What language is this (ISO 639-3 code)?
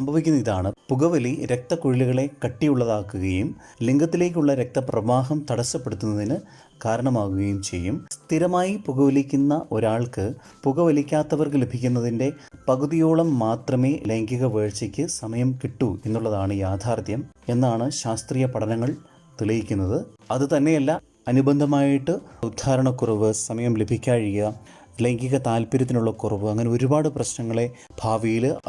mal